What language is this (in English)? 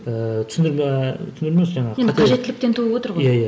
Kazakh